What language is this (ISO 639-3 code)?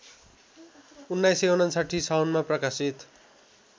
nep